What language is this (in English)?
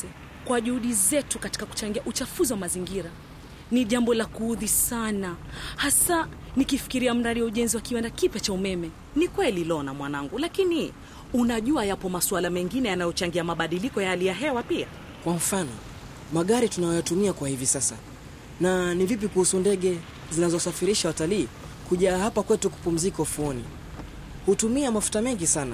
Swahili